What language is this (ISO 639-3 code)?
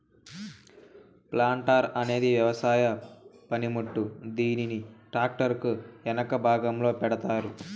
tel